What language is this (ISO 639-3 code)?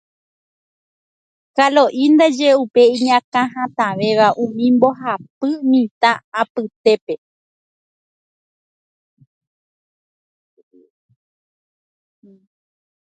grn